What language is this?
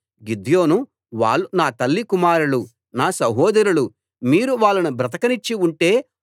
Telugu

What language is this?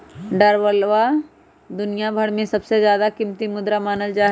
Magahi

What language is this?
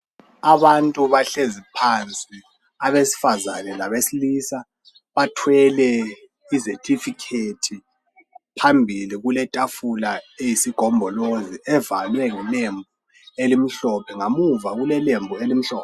North Ndebele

